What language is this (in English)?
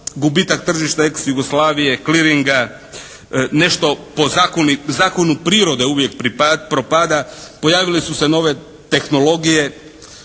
Croatian